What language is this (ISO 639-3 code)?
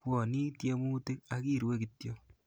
kln